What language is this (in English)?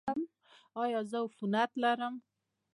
Pashto